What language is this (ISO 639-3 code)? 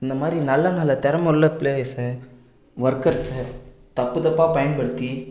tam